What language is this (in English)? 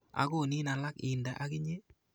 Kalenjin